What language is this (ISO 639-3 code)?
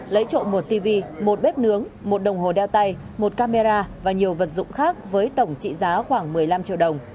vie